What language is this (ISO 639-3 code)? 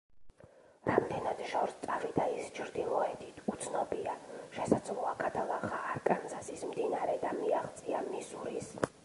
kat